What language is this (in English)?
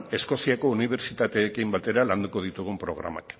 Basque